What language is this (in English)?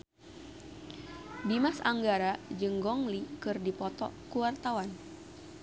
Sundanese